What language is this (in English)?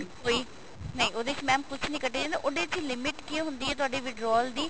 Punjabi